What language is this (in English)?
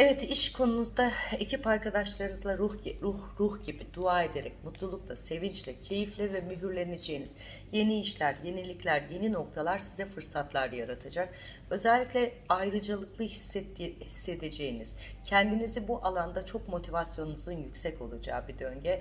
Turkish